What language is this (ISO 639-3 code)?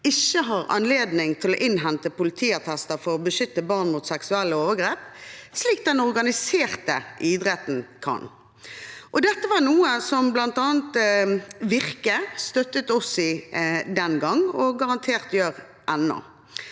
nor